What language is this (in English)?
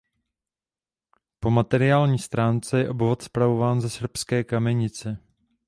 Czech